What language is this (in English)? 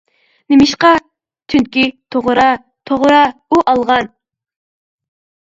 Uyghur